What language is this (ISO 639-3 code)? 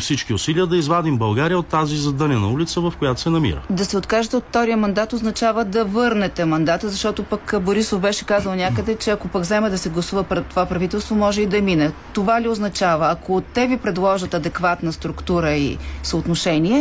bul